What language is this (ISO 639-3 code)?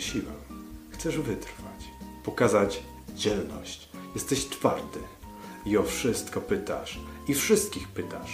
pol